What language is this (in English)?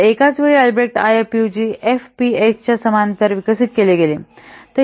Marathi